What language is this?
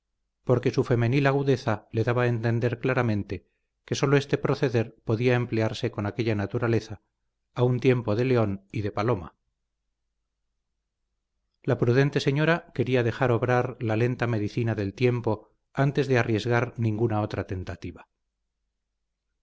Spanish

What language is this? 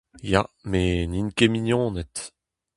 Breton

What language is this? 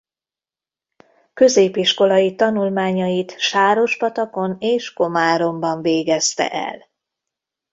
Hungarian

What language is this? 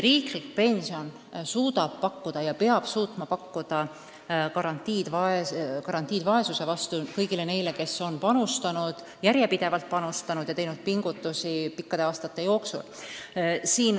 Estonian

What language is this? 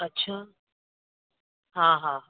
Sindhi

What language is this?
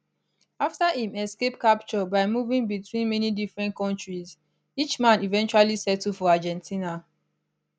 Nigerian Pidgin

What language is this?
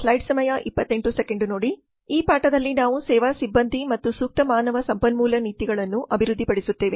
Kannada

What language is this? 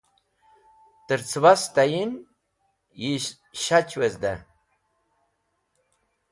Wakhi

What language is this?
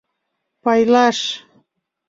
Mari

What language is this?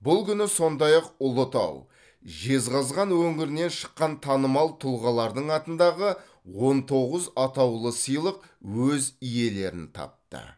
Kazakh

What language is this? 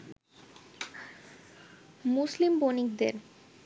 Bangla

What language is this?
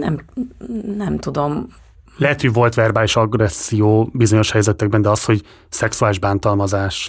Hungarian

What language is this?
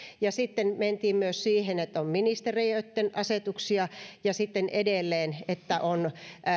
Finnish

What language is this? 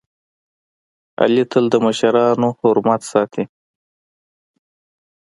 Pashto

